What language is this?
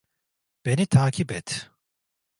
Turkish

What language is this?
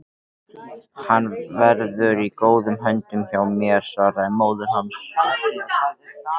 Icelandic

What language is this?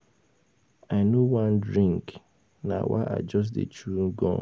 Nigerian Pidgin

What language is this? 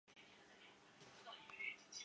Chinese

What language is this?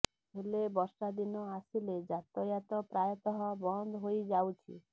Odia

